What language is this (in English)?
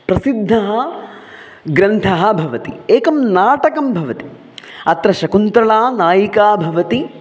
Sanskrit